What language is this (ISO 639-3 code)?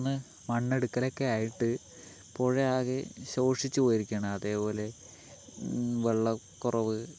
mal